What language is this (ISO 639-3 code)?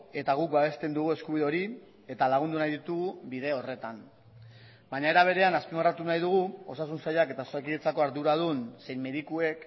eus